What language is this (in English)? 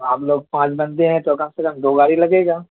Urdu